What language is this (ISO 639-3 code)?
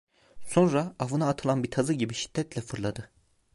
tur